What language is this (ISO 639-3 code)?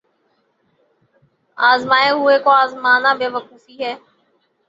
urd